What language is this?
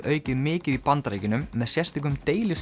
Icelandic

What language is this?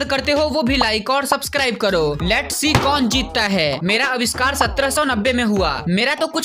Hindi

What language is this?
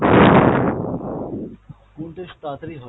Bangla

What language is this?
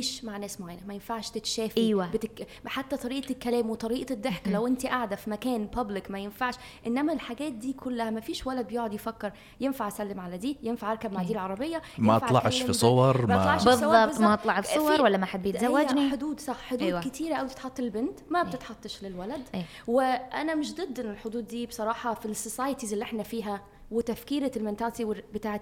Arabic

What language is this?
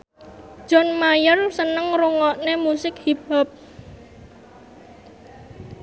Javanese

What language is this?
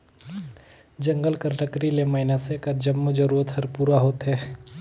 Chhattisgarhi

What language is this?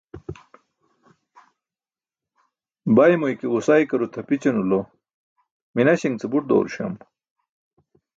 Burushaski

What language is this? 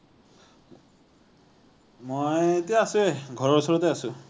Assamese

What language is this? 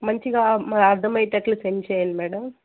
Telugu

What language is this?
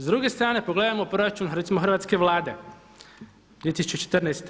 Croatian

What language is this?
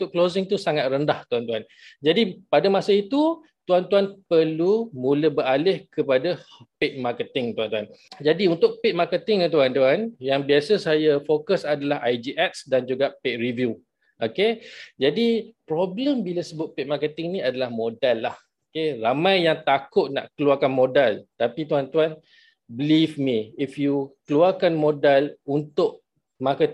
Malay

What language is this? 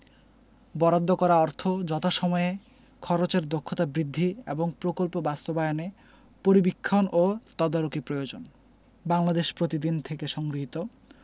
Bangla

